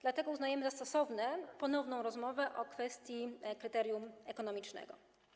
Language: Polish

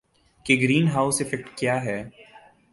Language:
Urdu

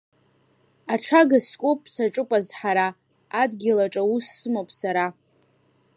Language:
Abkhazian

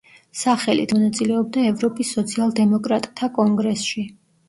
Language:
Georgian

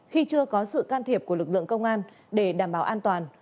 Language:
Vietnamese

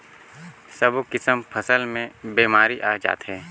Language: Chhattisgarhi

